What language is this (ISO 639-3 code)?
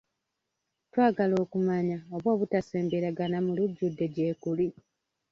lug